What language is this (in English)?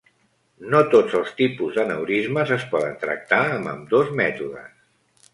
Catalan